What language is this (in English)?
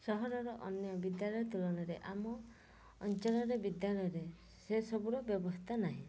Odia